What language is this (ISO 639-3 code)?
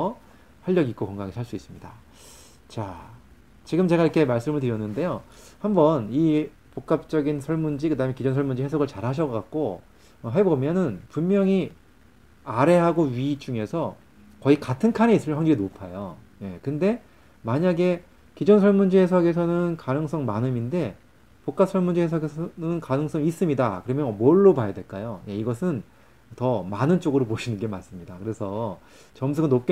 kor